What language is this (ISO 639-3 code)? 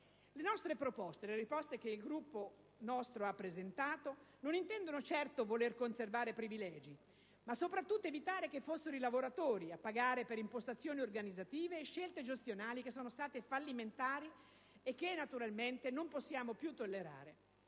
ita